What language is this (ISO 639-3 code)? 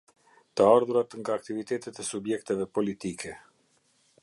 sqi